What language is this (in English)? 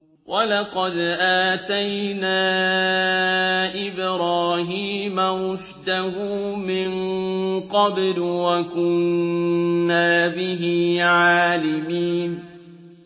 Arabic